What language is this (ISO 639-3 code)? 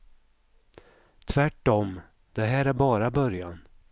swe